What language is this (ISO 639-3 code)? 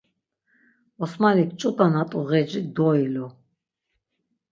lzz